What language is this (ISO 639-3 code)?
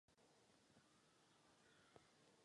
ces